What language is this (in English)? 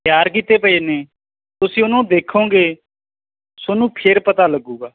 Punjabi